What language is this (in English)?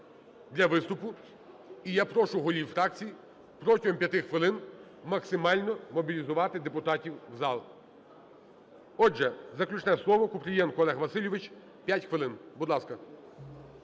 Ukrainian